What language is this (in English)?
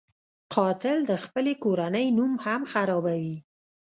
Pashto